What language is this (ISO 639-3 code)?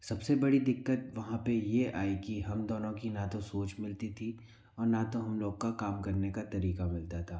hin